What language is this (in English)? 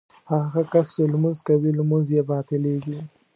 Pashto